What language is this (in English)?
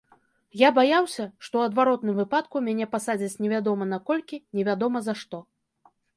Belarusian